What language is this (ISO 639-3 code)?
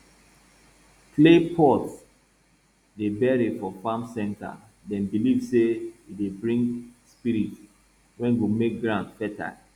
pcm